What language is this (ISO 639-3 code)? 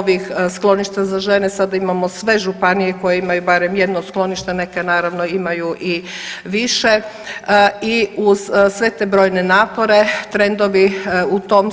hrv